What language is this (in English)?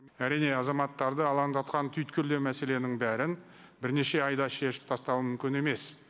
Kazakh